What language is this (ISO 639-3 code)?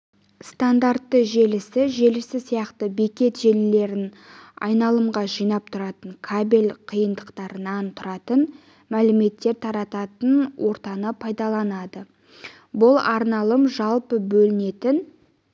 kaz